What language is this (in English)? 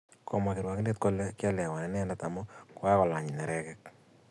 Kalenjin